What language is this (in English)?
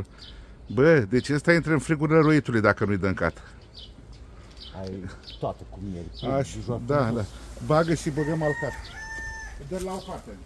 Romanian